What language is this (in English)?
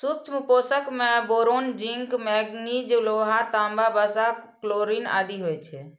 Maithili